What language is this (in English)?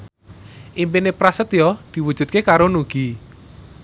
Javanese